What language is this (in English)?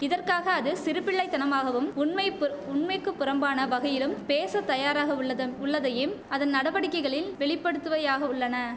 Tamil